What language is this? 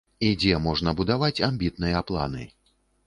Belarusian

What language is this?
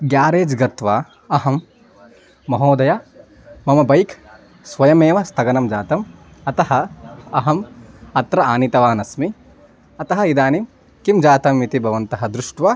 Sanskrit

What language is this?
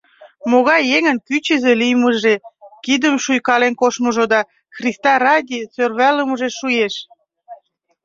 Mari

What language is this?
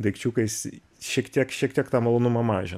Lithuanian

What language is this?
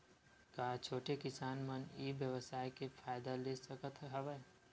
Chhattisgarhi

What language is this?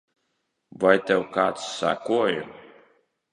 Latvian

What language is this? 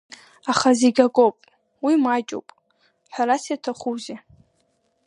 Abkhazian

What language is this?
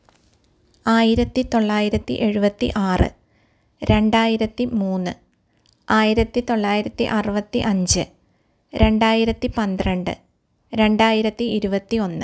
Malayalam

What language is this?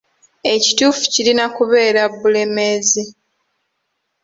Ganda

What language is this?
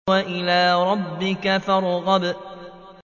Arabic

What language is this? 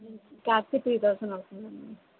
Telugu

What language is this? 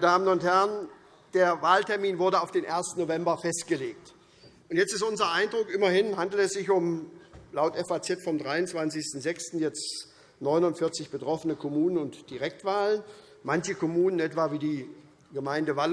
German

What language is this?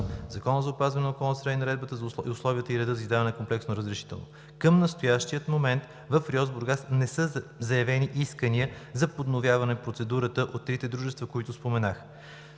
Bulgarian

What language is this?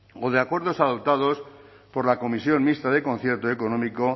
Spanish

